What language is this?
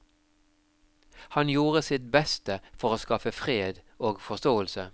Norwegian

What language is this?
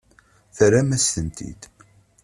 Kabyle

